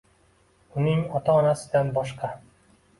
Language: Uzbek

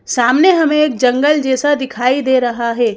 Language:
Hindi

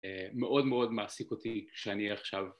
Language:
Hebrew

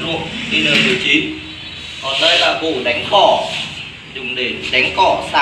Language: Vietnamese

